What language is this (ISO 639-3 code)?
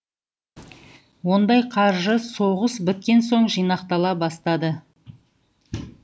kaz